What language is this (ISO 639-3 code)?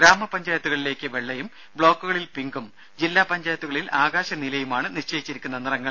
mal